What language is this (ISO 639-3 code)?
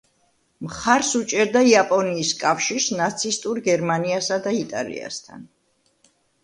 kat